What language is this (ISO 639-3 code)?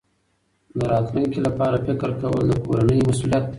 pus